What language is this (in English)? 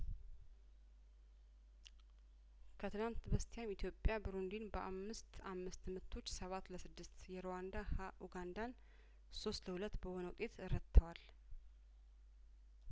Amharic